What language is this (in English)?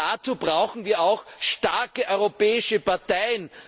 German